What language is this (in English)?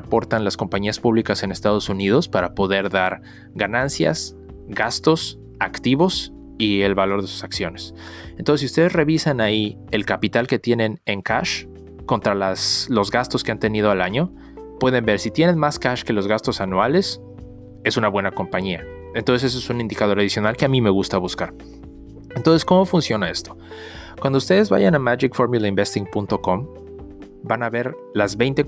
Spanish